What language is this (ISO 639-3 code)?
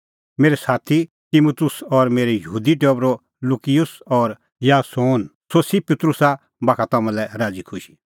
kfx